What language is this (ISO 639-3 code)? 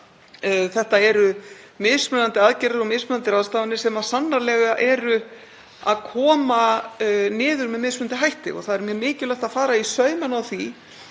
isl